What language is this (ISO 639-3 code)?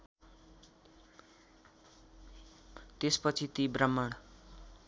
nep